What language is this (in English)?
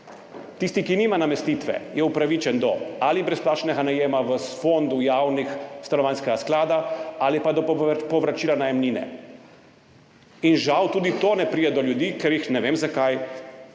Slovenian